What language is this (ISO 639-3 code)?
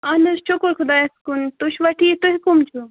kas